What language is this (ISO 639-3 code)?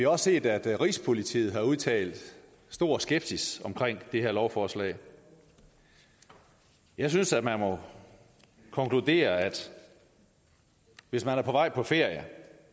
dan